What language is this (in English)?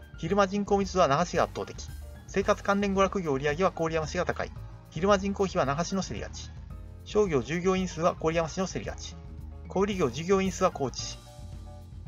Japanese